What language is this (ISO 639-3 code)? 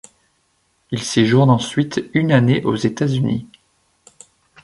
fra